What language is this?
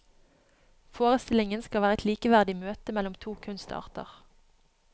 Norwegian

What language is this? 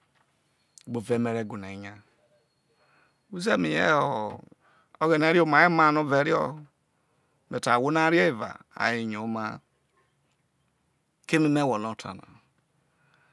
Isoko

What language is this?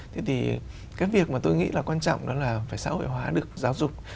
Vietnamese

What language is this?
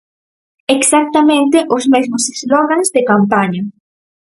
Galician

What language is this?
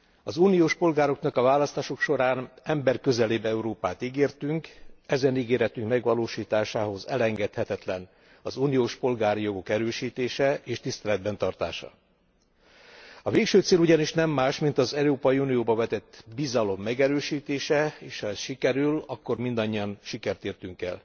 Hungarian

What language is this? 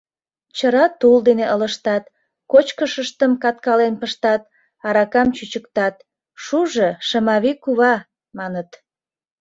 Mari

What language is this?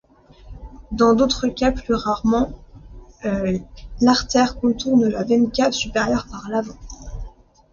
French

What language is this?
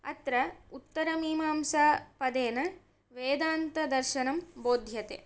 Sanskrit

